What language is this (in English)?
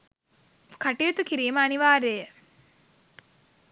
Sinhala